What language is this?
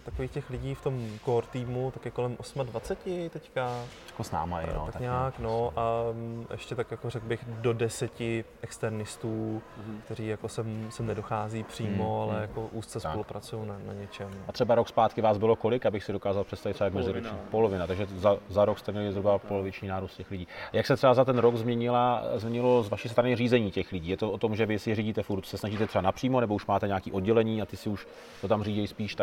Czech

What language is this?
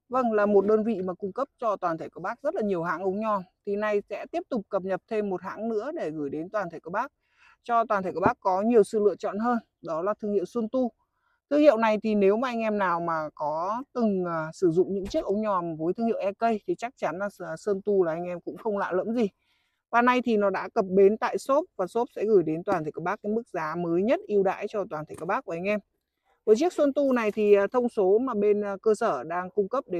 Vietnamese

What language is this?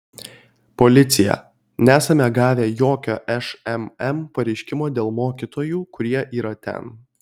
Lithuanian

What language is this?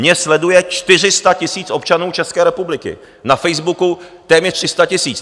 Czech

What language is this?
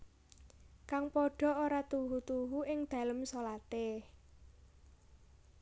Javanese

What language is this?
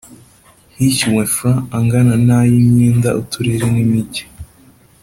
Kinyarwanda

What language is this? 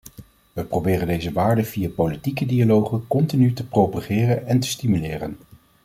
Dutch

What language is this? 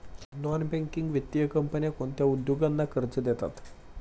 Marathi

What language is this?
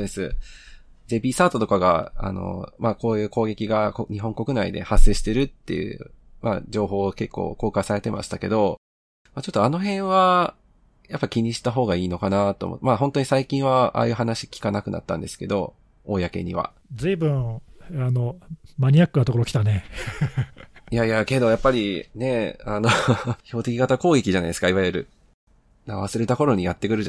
Japanese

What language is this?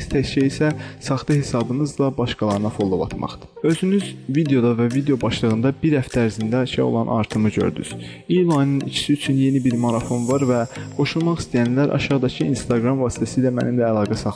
Turkish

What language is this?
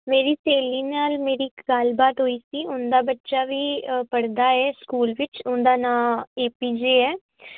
Punjabi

